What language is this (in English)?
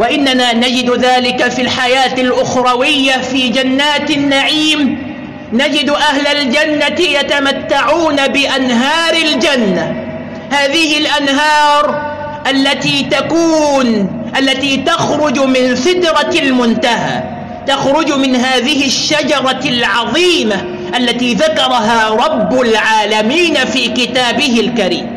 Arabic